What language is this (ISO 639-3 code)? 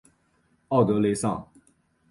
zho